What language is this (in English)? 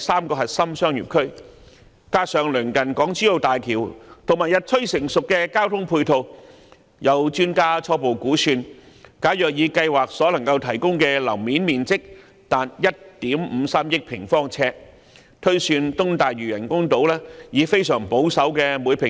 Cantonese